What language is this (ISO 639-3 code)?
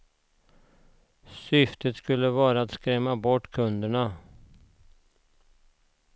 swe